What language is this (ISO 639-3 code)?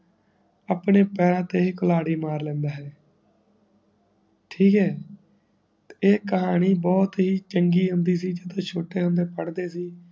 pan